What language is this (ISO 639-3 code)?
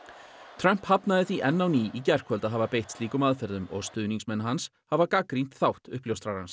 isl